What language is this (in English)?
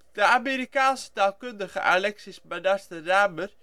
Dutch